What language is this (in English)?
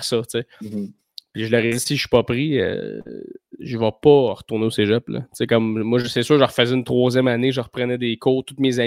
French